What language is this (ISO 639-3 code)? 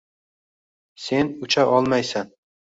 uzb